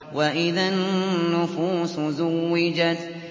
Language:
Arabic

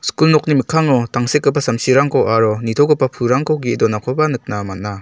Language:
Garo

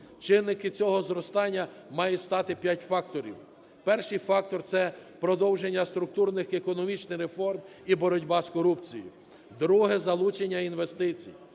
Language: Ukrainian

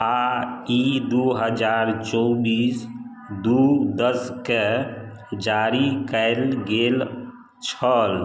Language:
Maithili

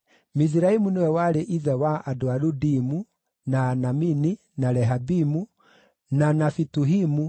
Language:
Kikuyu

